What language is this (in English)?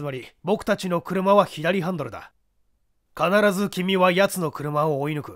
Japanese